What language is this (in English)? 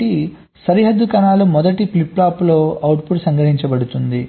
Telugu